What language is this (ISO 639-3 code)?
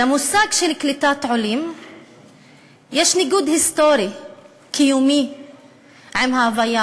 heb